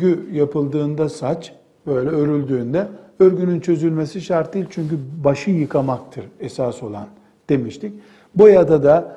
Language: Turkish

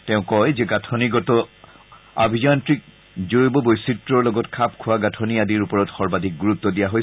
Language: Assamese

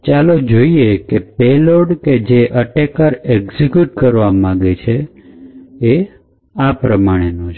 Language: Gujarati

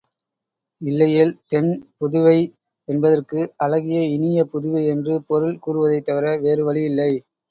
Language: Tamil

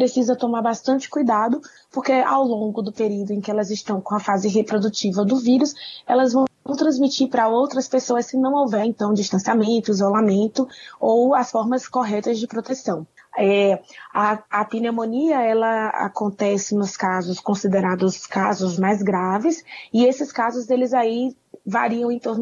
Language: Portuguese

